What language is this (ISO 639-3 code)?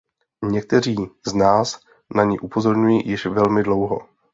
ces